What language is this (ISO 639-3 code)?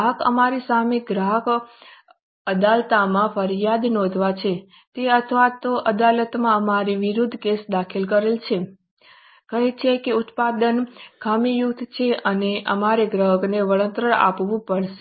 guj